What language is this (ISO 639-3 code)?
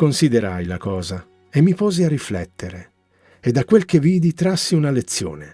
ita